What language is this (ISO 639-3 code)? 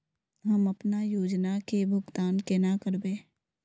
mag